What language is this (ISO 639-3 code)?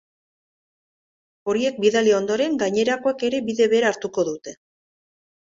eus